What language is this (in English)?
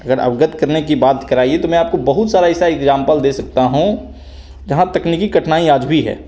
Hindi